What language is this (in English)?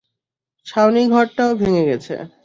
Bangla